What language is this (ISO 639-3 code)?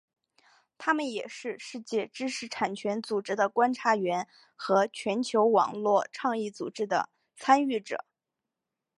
zho